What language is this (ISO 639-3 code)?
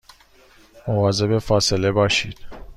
fas